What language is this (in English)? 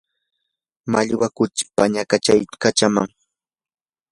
Yanahuanca Pasco Quechua